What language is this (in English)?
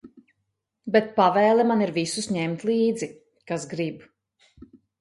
Latvian